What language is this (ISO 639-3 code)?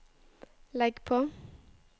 nor